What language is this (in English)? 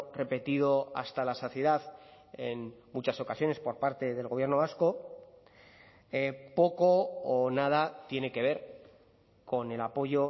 Spanish